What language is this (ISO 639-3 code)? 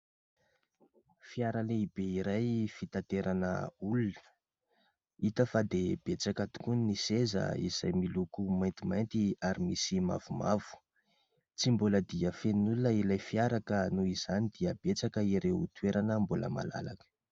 mlg